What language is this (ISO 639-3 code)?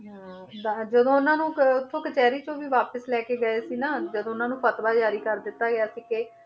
pan